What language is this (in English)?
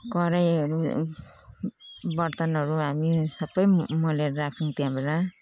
Nepali